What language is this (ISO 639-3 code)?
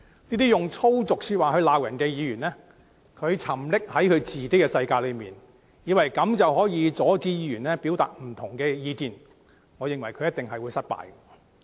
yue